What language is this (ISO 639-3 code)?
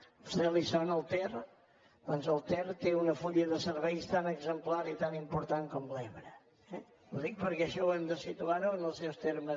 cat